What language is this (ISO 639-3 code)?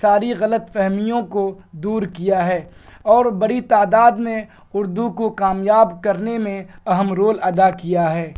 urd